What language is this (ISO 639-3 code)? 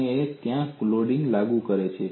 guj